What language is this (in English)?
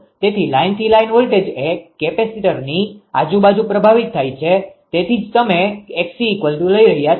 Gujarati